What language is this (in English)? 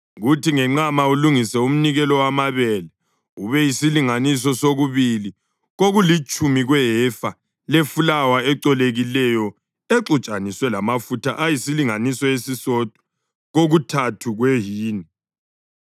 North Ndebele